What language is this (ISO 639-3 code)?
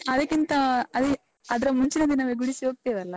kan